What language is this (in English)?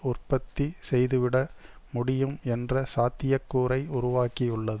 Tamil